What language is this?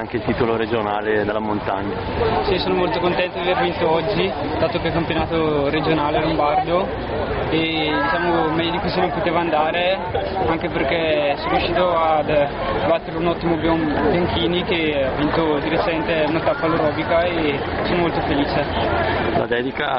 Italian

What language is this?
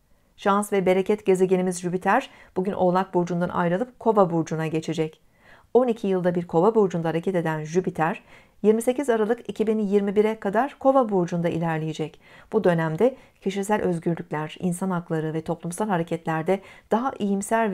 Turkish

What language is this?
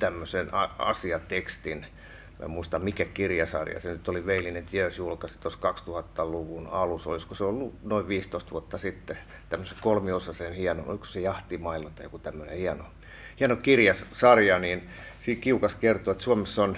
Finnish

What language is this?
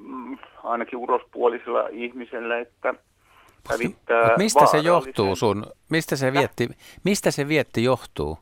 Finnish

